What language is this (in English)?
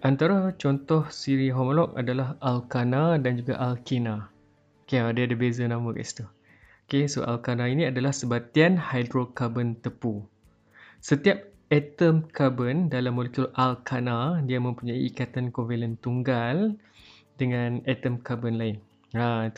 Malay